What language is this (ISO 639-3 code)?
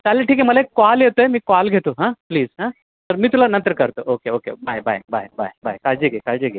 mar